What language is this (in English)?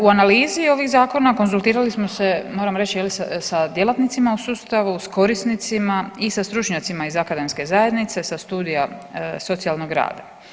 Croatian